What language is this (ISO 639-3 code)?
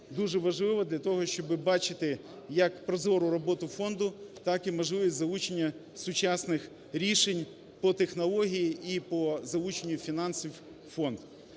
ukr